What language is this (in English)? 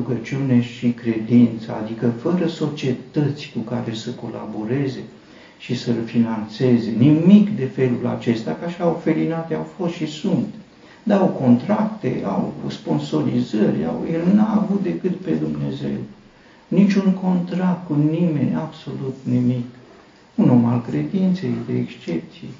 Romanian